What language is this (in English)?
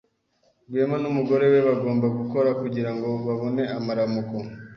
Kinyarwanda